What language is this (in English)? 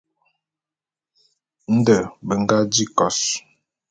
Bulu